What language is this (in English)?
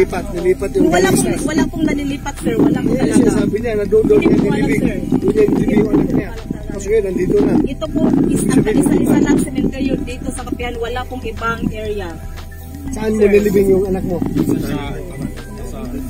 Filipino